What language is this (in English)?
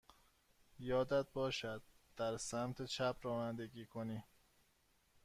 Persian